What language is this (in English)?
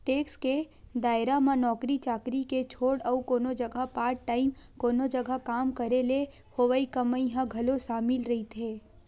Chhattisgarhi